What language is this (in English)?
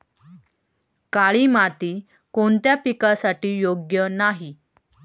Marathi